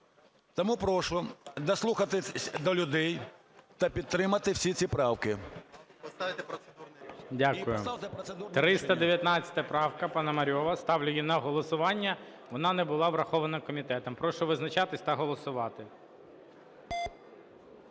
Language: Ukrainian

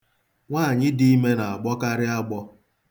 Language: Igbo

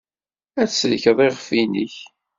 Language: Kabyle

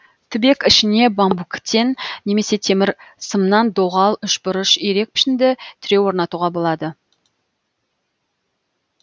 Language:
Kazakh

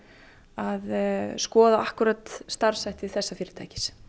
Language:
Icelandic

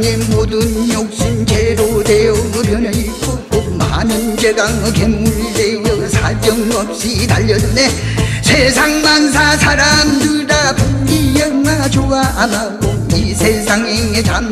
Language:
Korean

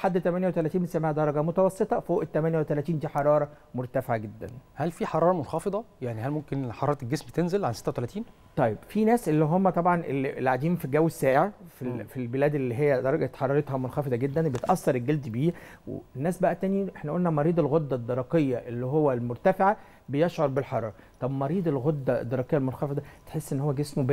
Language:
Arabic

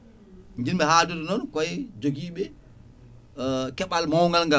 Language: Fula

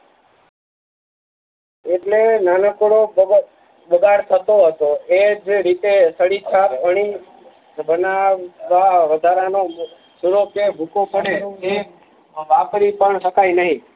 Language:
Gujarati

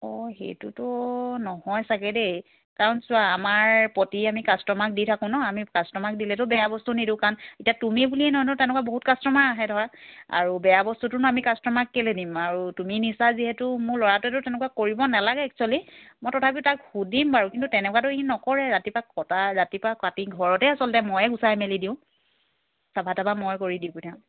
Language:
Assamese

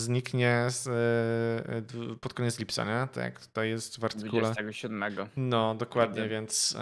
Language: Polish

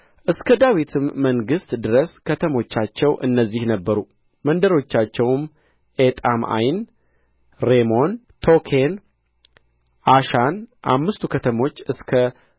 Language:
Amharic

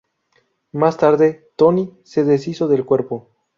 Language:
Spanish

